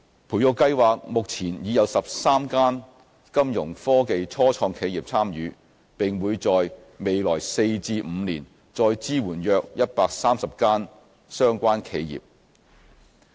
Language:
Cantonese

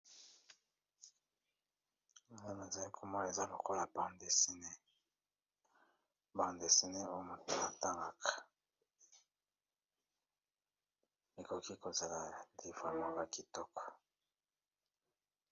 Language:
Lingala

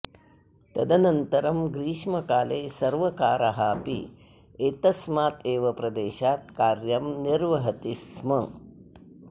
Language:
Sanskrit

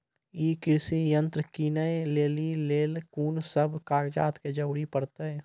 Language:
Maithili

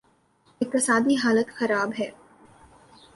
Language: Urdu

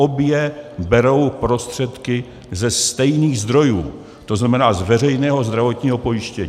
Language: Czech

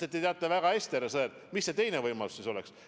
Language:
Estonian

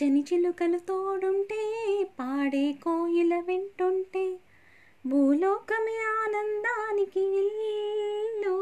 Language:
Telugu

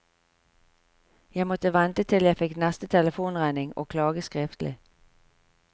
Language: Norwegian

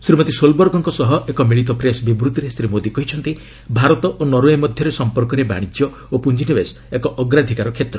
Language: Odia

